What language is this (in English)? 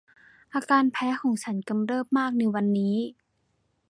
Thai